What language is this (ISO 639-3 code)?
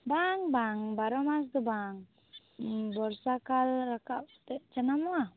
sat